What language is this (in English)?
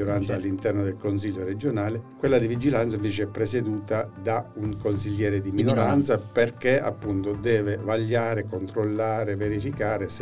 Italian